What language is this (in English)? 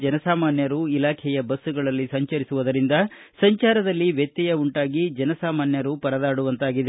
Kannada